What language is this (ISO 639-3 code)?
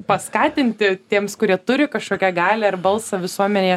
lit